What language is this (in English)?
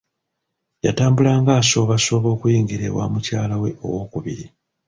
Ganda